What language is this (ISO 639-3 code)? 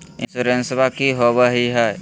mag